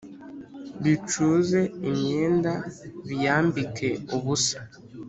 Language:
Kinyarwanda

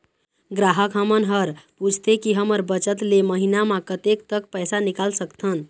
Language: Chhattisgarhi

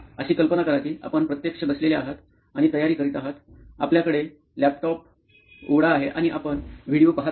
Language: Marathi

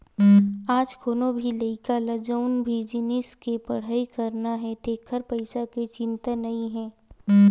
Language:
Chhattisgarhi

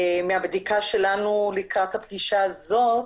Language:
Hebrew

